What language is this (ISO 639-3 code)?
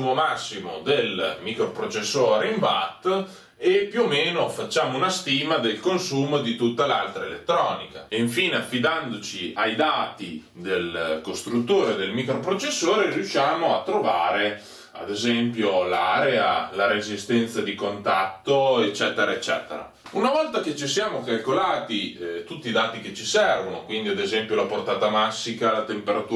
ita